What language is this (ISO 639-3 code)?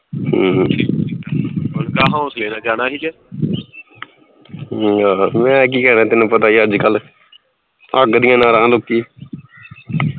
pan